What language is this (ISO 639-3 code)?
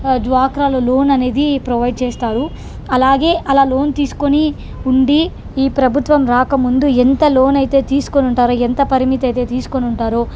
tel